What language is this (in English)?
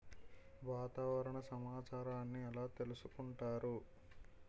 Telugu